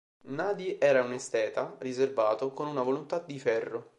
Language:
Italian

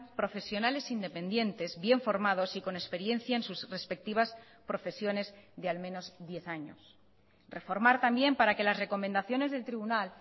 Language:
Spanish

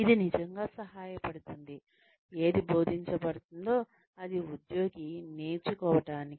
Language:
Telugu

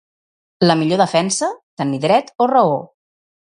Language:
Catalan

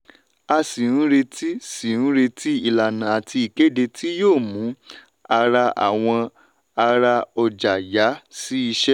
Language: Yoruba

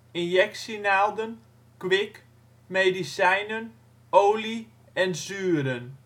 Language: Dutch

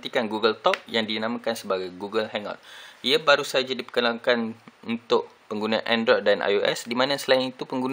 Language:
Malay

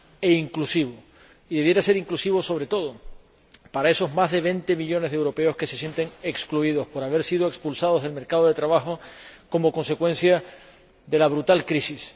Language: Spanish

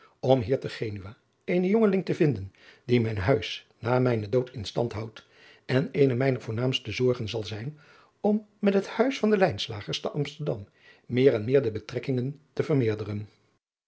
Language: Dutch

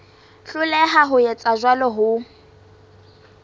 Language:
Southern Sotho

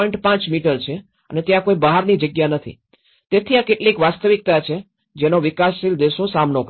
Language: Gujarati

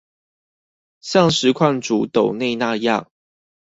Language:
Chinese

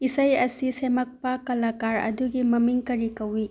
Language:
Manipuri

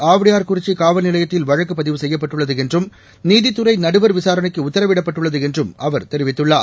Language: Tamil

